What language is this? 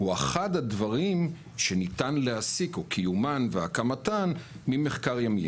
Hebrew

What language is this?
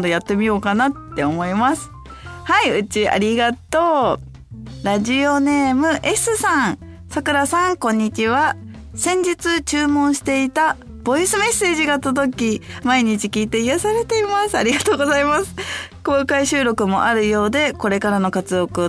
Japanese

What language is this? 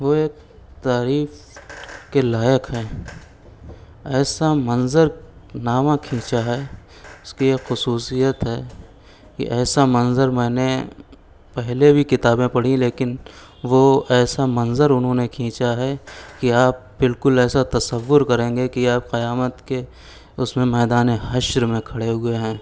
Urdu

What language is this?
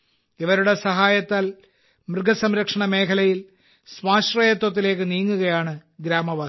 Malayalam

